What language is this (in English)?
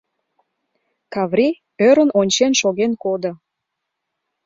Mari